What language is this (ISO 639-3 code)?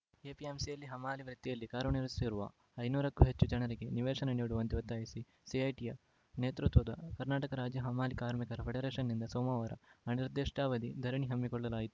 kan